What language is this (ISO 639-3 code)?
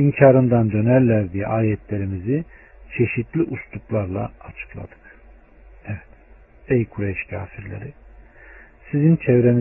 tur